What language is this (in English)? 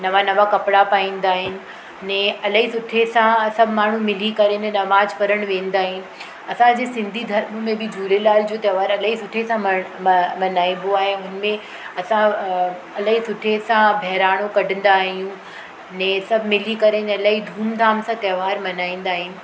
Sindhi